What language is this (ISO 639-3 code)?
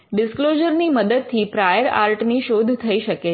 guj